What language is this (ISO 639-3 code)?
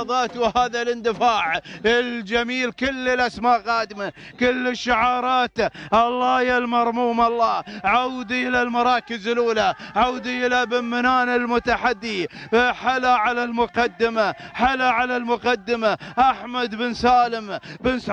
ara